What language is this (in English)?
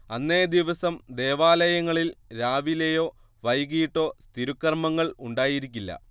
Malayalam